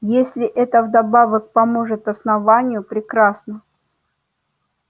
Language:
Russian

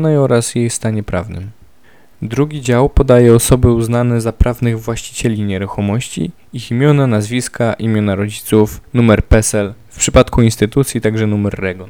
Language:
Polish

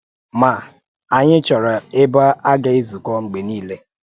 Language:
Igbo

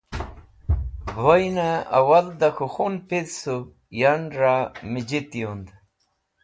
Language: Wakhi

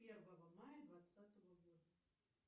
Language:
Russian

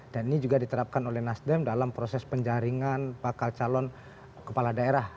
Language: Indonesian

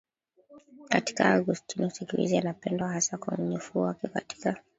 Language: Swahili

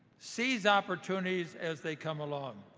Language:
English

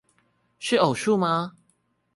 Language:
Chinese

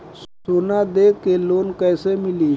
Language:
Bhojpuri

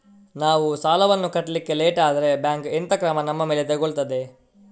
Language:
Kannada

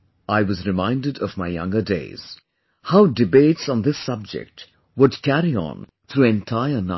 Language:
English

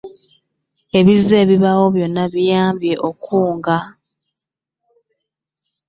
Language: Ganda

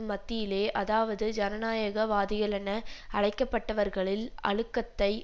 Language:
Tamil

